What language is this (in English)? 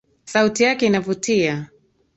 Swahili